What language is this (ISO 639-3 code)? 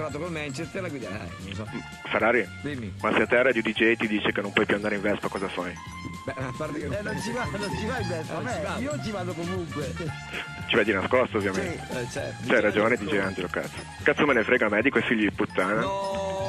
ita